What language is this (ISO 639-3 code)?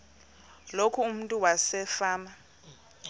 xho